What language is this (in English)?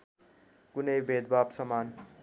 Nepali